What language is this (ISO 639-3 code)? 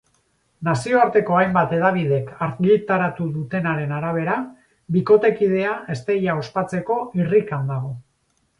eus